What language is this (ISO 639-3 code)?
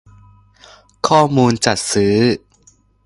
tha